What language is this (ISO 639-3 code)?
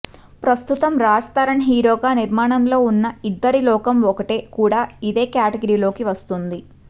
tel